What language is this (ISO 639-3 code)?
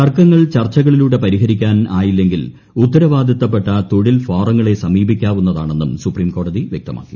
mal